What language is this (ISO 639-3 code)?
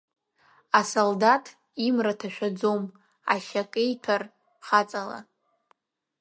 abk